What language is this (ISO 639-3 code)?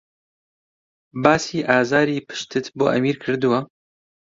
ckb